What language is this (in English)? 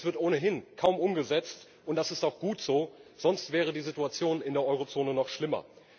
German